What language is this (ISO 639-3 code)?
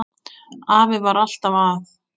isl